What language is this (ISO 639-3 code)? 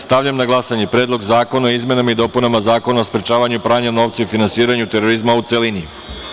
srp